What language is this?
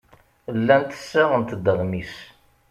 Kabyle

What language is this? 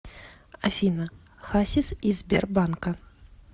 Russian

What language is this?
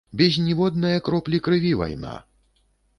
Belarusian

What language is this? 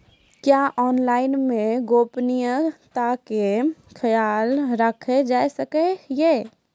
Maithili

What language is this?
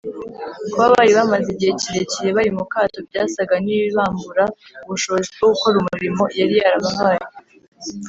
Kinyarwanda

